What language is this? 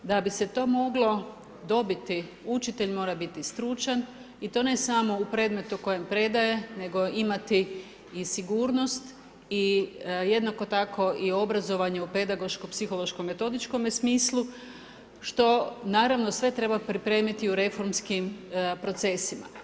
Croatian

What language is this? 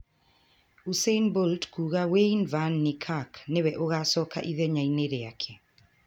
Kikuyu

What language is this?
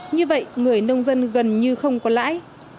Vietnamese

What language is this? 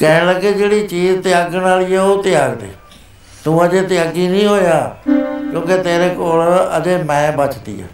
Punjabi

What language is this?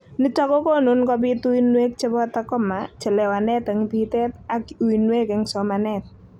Kalenjin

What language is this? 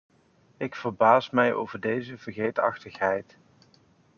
Dutch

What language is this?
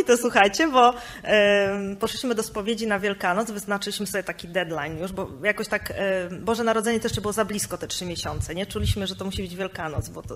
Polish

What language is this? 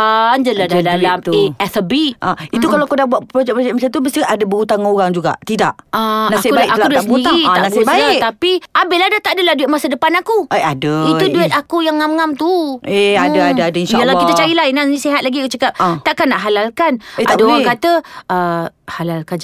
Malay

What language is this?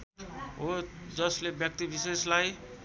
Nepali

